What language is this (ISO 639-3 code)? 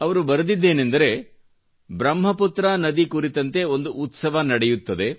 kan